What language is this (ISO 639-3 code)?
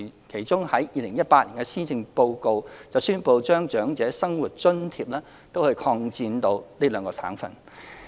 yue